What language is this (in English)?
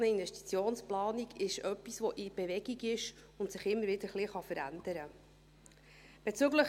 Swiss German